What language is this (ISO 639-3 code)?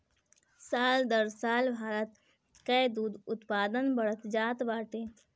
bho